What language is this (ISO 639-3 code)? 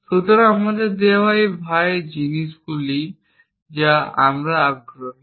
ben